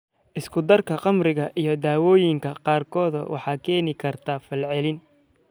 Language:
Somali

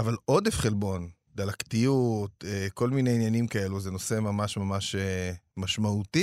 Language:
Hebrew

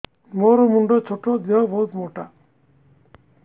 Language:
Odia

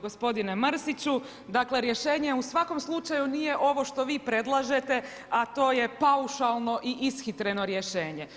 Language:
Croatian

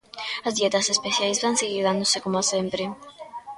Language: Galician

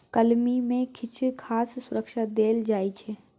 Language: Maithili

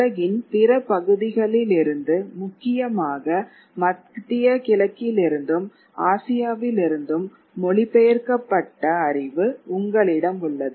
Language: Tamil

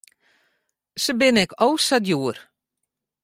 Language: Western Frisian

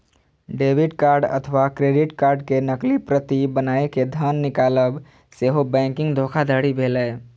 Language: Maithili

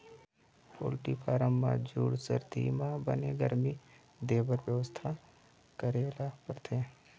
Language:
Chhattisgarhi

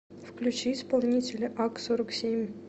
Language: Russian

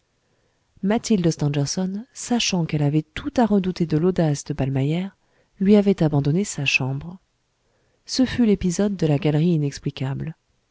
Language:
French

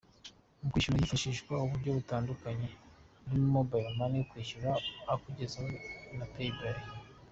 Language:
Kinyarwanda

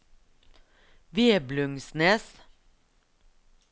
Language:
Norwegian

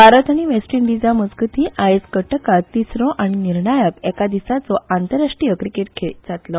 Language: Konkani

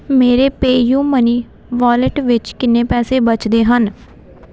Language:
Punjabi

